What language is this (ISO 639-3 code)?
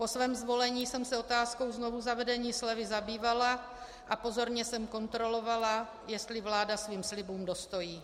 ces